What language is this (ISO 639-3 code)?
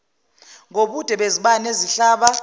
zul